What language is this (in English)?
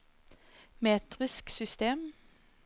Norwegian